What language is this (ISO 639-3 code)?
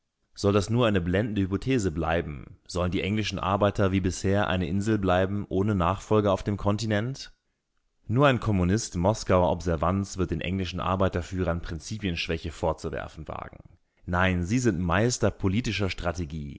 deu